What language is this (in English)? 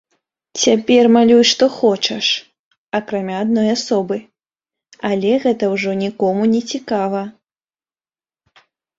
Belarusian